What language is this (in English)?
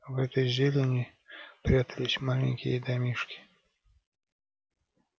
Russian